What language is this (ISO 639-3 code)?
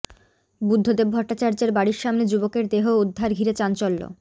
ben